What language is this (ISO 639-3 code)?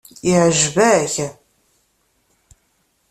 kab